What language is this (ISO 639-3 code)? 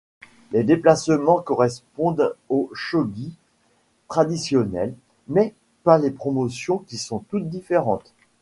fra